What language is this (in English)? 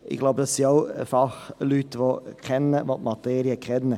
Swiss German